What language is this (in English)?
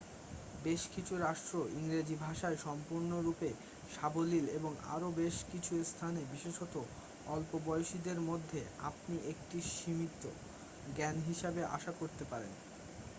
Bangla